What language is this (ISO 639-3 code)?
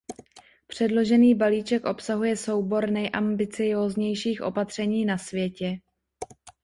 ces